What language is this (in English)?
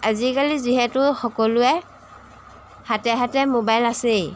Assamese